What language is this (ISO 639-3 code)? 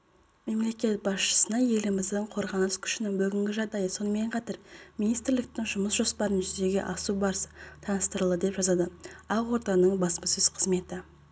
kaz